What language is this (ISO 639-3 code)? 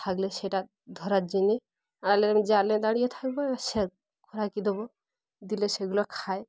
ben